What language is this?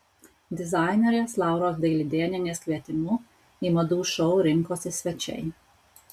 Lithuanian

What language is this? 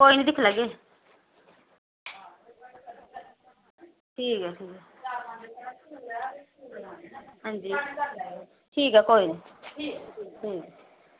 Dogri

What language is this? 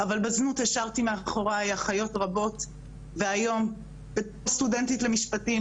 Hebrew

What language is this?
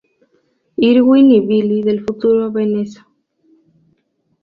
Spanish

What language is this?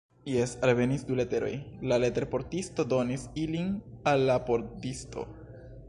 Esperanto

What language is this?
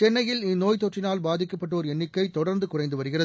Tamil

